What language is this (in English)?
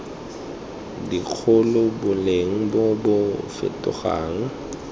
Tswana